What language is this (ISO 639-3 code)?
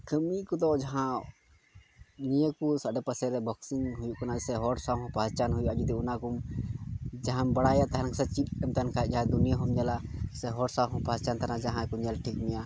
sat